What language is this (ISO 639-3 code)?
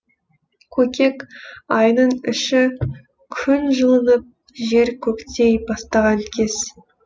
kaz